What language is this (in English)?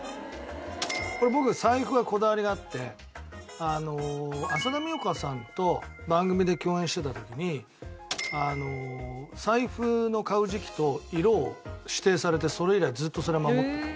Japanese